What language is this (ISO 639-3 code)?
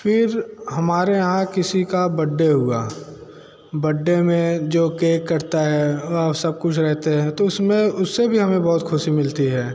hin